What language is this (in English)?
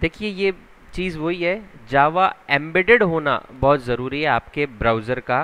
Hindi